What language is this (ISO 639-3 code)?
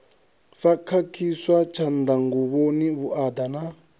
ven